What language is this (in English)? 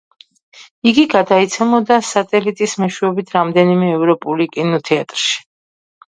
Georgian